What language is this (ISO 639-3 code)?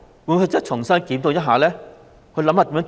yue